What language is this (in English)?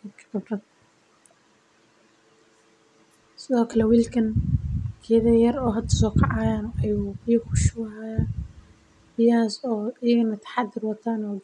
Somali